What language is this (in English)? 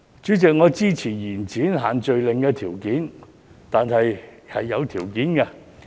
Cantonese